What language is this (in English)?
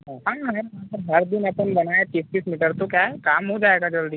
Hindi